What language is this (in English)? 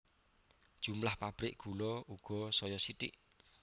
Javanese